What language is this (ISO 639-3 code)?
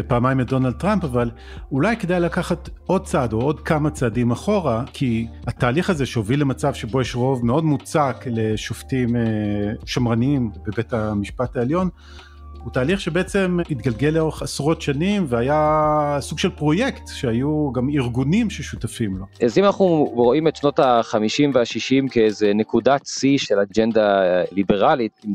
heb